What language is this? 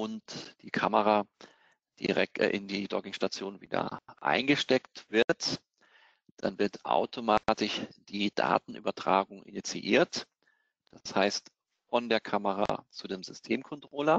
German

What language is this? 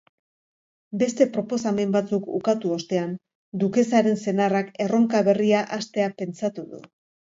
Basque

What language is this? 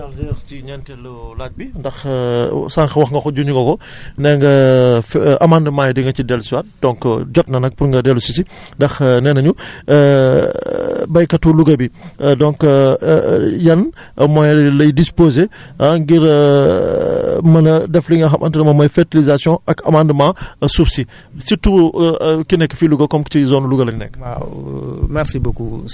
Wolof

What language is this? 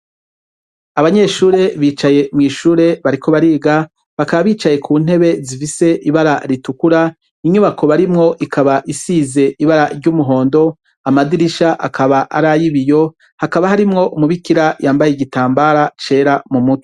Rundi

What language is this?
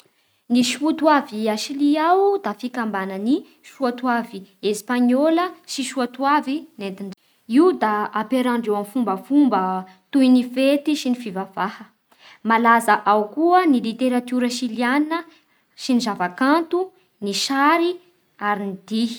Bara Malagasy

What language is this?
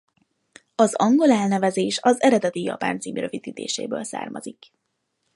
Hungarian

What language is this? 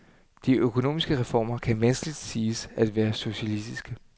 Danish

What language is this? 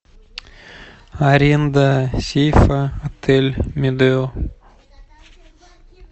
Russian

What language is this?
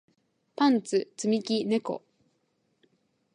Japanese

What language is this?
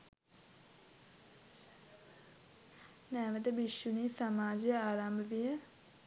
Sinhala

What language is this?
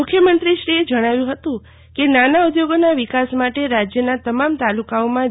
Gujarati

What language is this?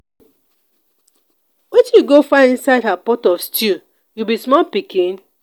Nigerian Pidgin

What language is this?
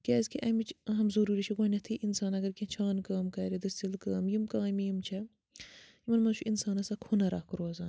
Kashmiri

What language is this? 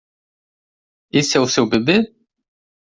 Portuguese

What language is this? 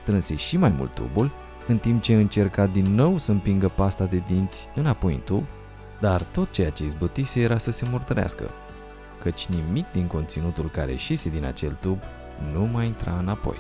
Romanian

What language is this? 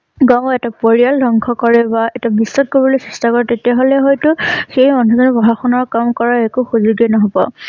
Assamese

